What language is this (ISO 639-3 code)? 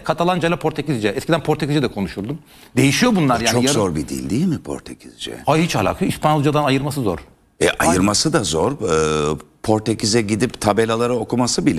tur